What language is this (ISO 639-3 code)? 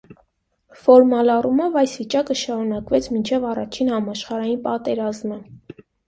hye